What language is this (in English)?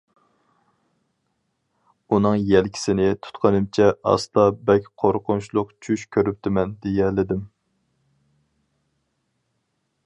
Uyghur